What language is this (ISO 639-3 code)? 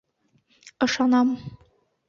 bak